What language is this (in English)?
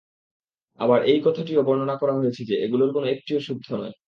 Bangla